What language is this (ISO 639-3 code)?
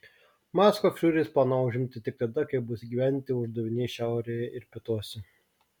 lit